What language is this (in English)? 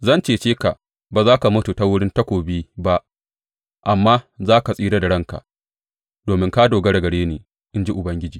Hausa